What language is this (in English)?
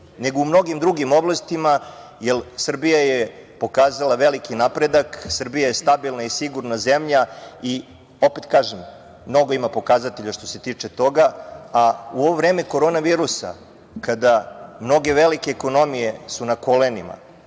Serbian